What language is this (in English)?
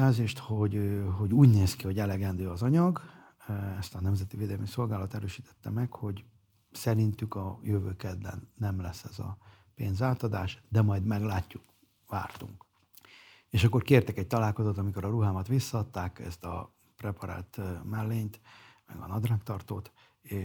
Hungarian